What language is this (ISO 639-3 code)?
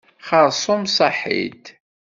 kab